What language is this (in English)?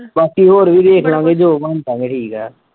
Punjabi